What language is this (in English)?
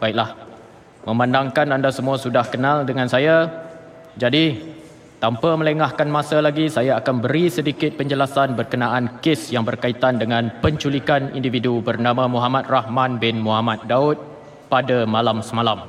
Malay